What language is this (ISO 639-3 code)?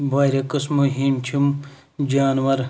kas